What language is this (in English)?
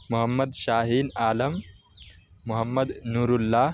Urdu